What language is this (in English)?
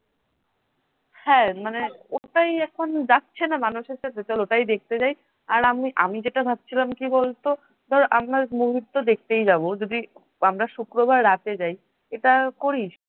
Bangla